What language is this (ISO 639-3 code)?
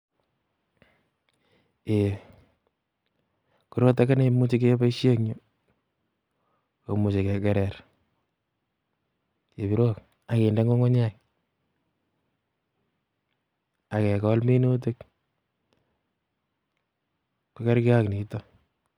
kln